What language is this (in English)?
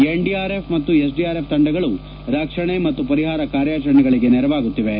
Kannada